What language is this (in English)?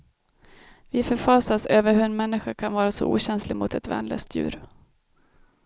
Swedish